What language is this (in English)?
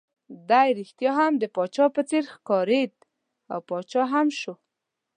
Pashto